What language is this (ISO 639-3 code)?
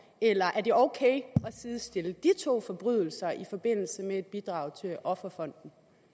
dan